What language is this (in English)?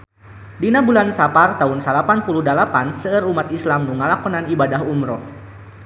Sundanese